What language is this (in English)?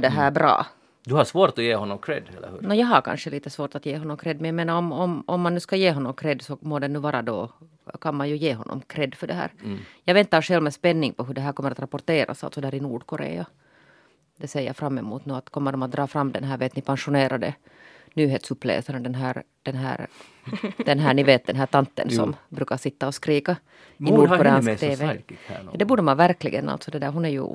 Swedish